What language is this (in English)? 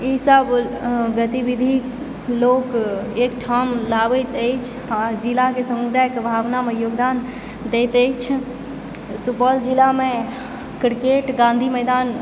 Maithili